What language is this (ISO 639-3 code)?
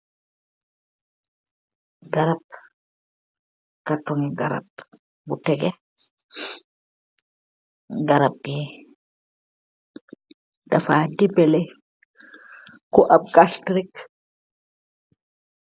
wol